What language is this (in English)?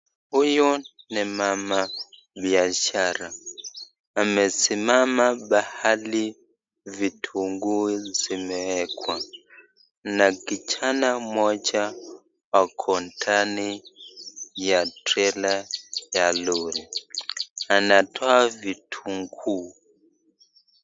Swahili